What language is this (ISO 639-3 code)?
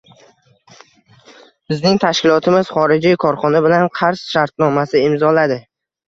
uzb